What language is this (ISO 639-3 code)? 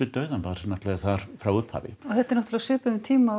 isl